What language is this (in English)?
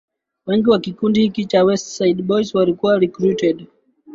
Swahili